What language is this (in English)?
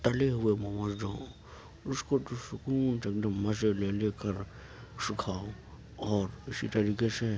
Urdu